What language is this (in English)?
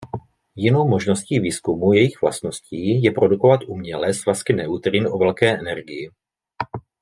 Czech